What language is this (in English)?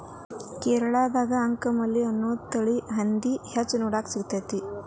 Kannada